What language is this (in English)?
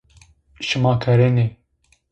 Zaza